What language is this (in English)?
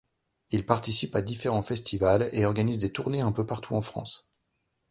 French